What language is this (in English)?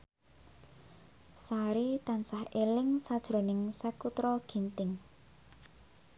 Javanese